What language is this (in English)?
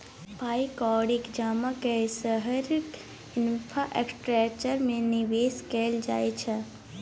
Maithili